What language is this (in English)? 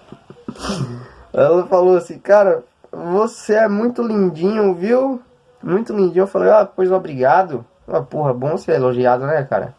Portuguese